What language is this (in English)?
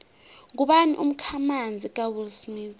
South Ndebele